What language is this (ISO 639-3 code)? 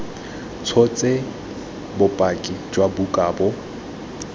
tsn